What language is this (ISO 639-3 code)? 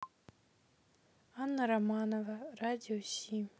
rus